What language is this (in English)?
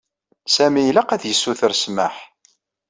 Kabyle